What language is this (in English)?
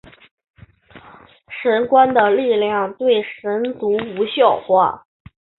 Chinese